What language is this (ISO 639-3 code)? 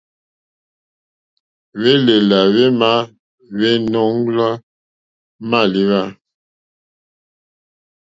bri